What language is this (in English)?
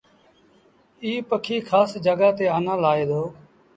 Sindhi Bhil